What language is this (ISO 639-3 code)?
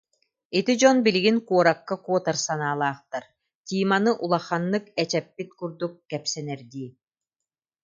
sah